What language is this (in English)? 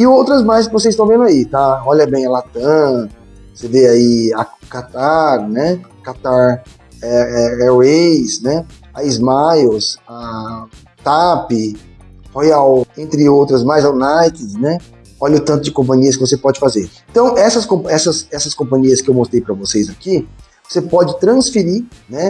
Portuguese